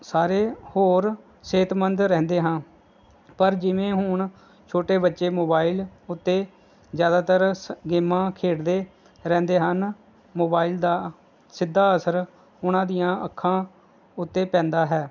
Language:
Punjabi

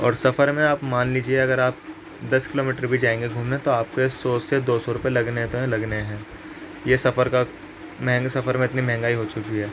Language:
Urdu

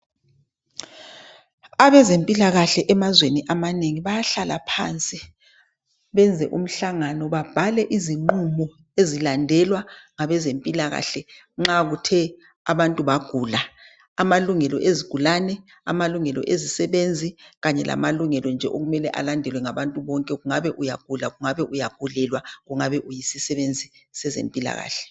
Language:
North Ndebele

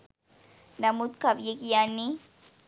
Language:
Sinhala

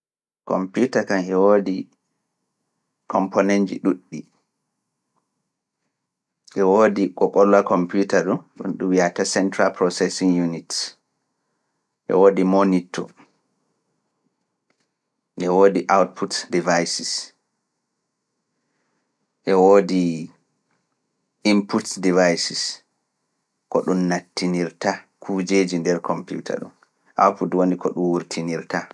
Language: Fula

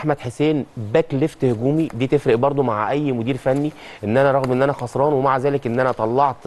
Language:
Arabic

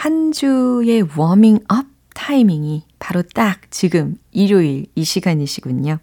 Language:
Korean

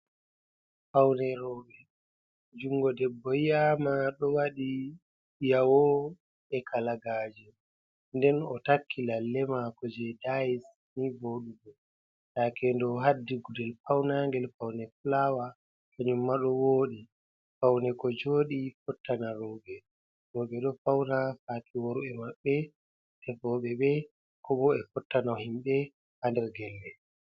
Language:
Fula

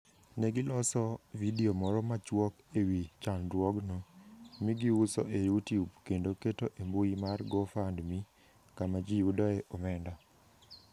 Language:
Luo (Kenya and Tanzania)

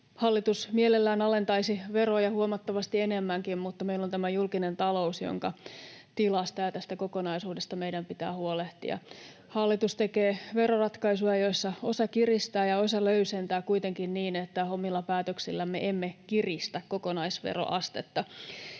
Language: Finnish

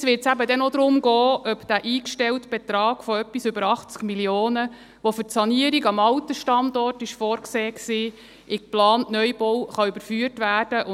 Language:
Swiss German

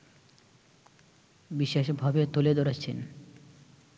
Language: Bangla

